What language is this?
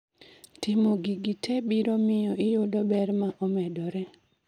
Luo (Kenya and Tanzania)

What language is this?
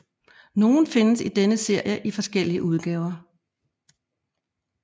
Danish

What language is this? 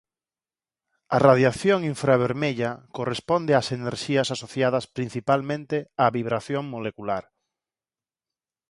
Galician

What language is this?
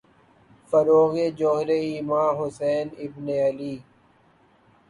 Urdu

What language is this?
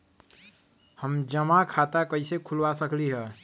Magahi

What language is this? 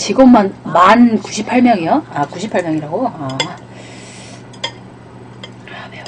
Korean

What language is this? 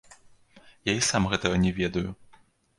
Belarusian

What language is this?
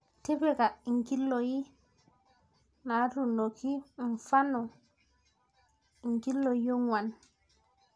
Masai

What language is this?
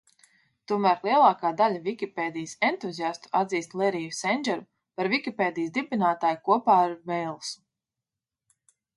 Latvian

